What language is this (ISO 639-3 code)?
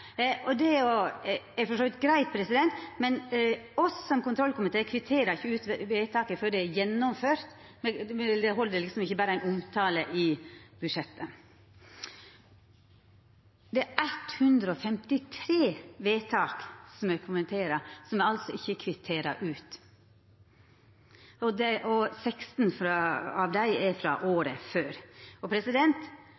nno